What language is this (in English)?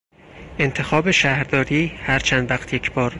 Persian